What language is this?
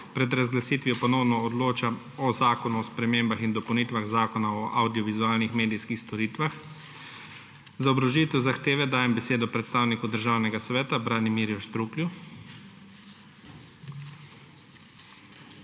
Slovenian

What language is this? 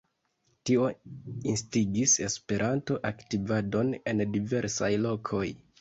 Esperanto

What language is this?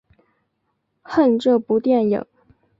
Chinese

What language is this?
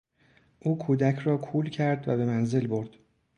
Persian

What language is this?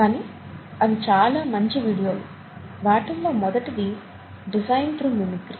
Telugu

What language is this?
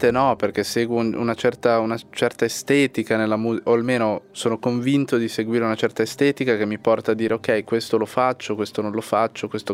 Italian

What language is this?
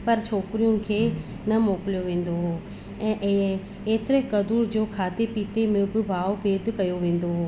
Sindhi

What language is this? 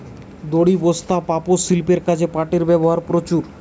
Bangla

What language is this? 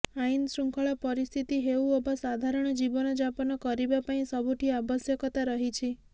Odia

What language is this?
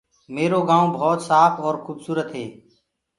Gurgula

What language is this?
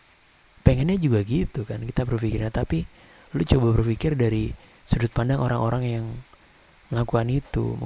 Indonesian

